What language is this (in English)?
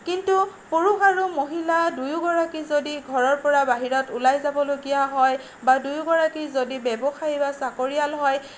Assamese